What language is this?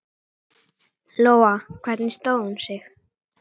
Icelandic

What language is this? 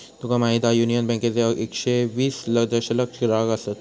Marathi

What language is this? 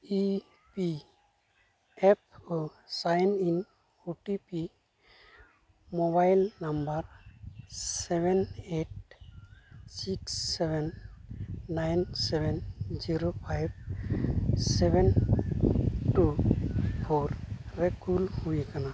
Santali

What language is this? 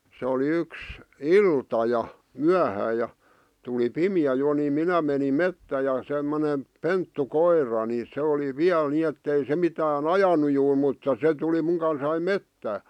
Finnish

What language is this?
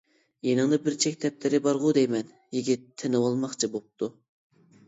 Uyghur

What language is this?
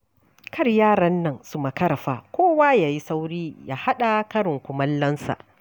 Hausa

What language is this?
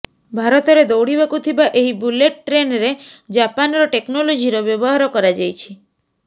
Odia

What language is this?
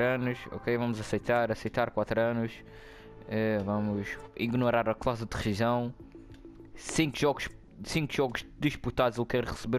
Portuguese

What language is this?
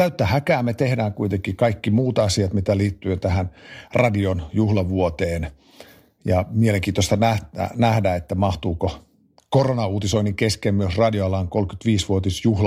Finnish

